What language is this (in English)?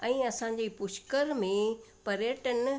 Sindhi